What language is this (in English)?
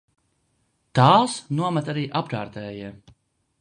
Latvian